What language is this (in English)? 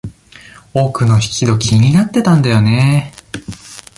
Japanese